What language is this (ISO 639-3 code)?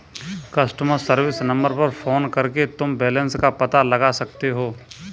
hin